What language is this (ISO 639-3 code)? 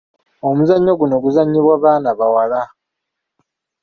lug